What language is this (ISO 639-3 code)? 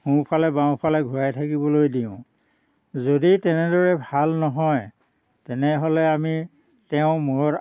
asm